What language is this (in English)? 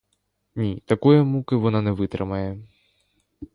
Ukrainian